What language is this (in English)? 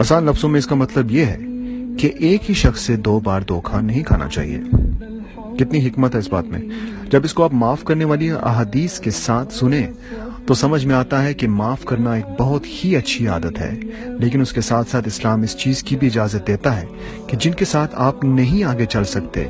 Urdu